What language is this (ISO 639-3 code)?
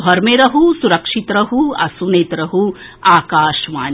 mai